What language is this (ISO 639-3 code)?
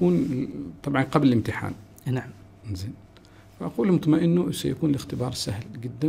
ara